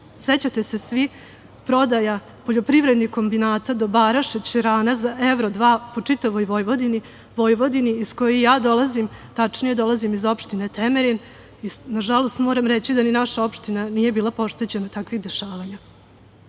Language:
Serbian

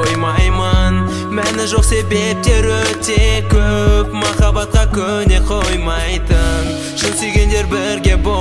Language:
Russian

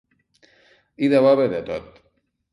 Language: Catalan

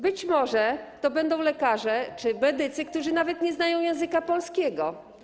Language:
Polish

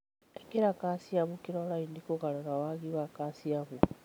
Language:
Kikuyu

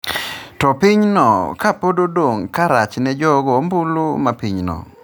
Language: Luo (Kenya and Tanzania)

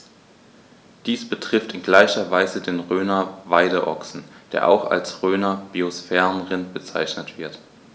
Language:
German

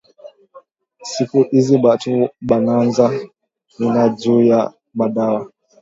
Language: Swahili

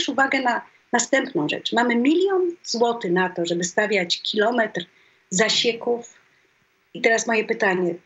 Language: Polish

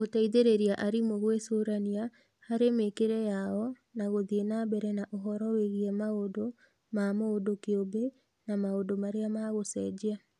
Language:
Kikuyu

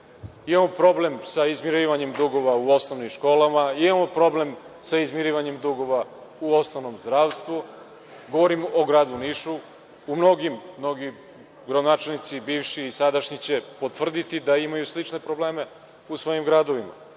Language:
Serbian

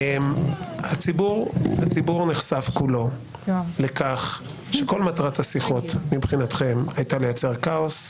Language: Hebrew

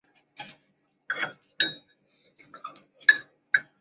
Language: Chinese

